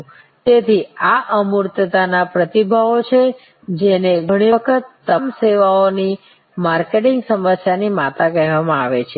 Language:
Gujarati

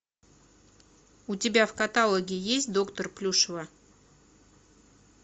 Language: Russian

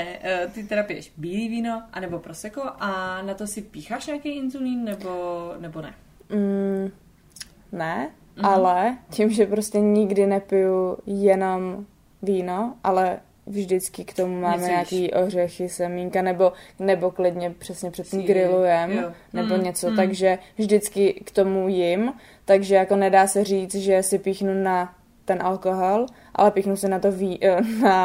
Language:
Czech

